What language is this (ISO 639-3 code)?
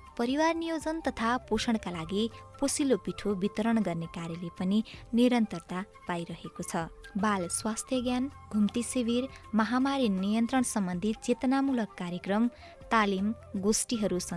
nep